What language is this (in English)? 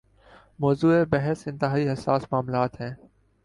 Urdu